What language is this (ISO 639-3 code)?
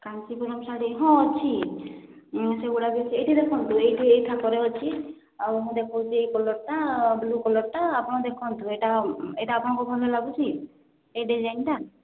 ori